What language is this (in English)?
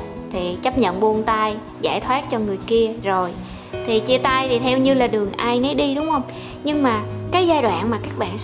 Vietnamese